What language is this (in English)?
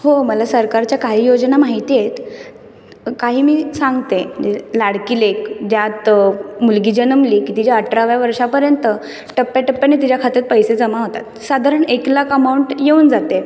Marathi